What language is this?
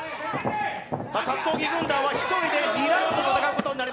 Japanese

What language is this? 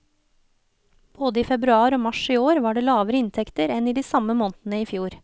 Norwegian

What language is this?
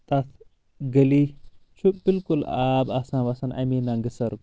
Kashmiri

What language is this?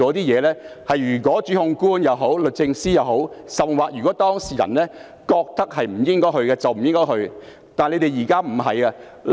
Cantonese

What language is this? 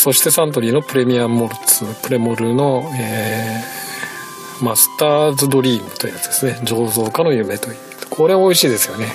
Japanese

